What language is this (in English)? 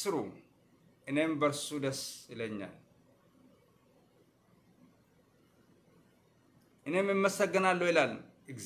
Arabic